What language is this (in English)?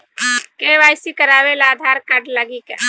Bhojpuri